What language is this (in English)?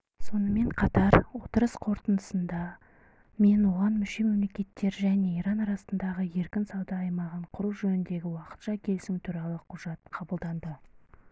Kazakh